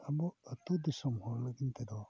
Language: Santali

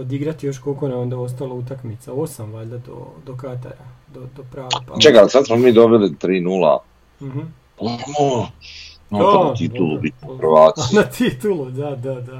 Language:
Croatian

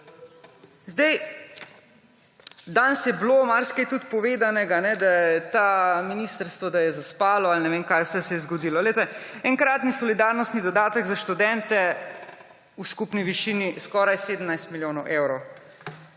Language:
Slovenian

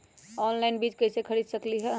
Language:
Magahi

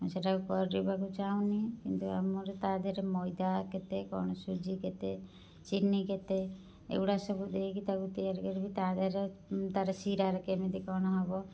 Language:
Odia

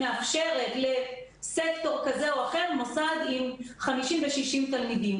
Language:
Hebrew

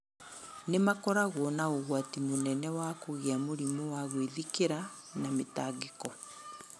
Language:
Kikuyu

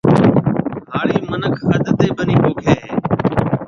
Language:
Marwari (Pakistan)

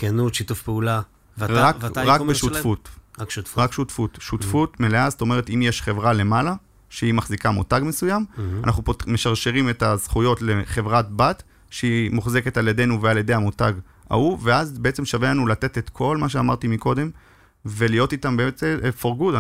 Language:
Hebrew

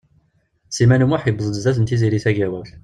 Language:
Kabyle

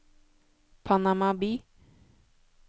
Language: Norwegian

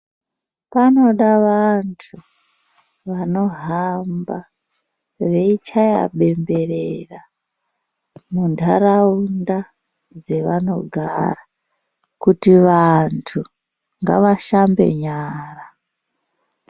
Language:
Ndau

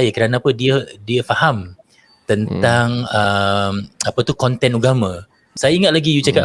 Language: Malay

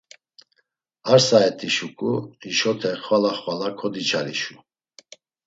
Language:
Laz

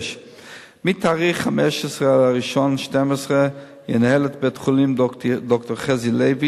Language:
Hebrew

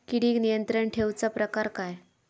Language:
Marathi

